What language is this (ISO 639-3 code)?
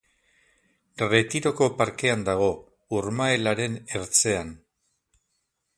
eus